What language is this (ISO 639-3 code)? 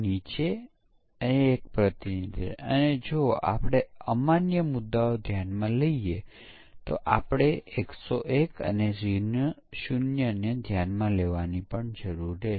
guj